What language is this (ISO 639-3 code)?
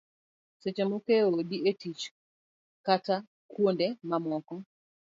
luo